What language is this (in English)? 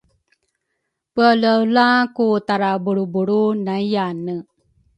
Rukai